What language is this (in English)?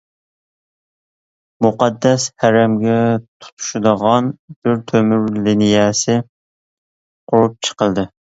Uyghur